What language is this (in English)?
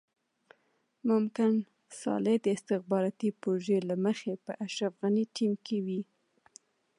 Pashto